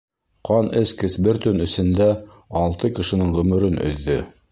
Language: Bashkir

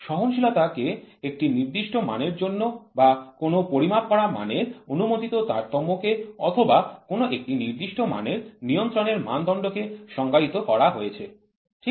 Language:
Bangla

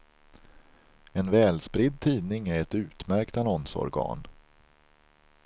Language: Swedish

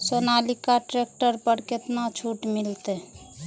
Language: Maithili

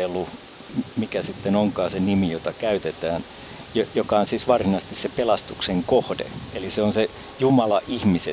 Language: Finnish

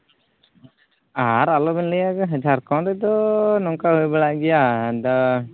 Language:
Santali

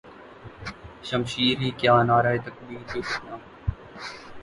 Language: Urdu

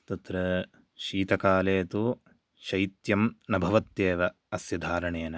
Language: Sanskrit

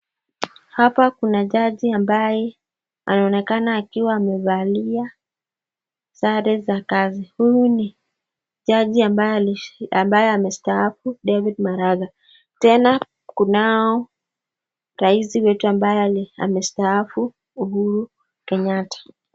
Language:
Swahili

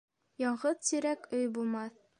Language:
Bashkir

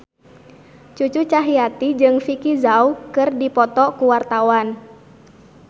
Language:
Sundanese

